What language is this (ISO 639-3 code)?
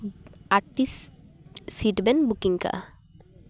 sat